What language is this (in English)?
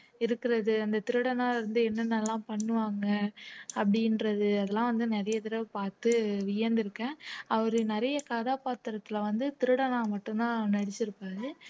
Tamil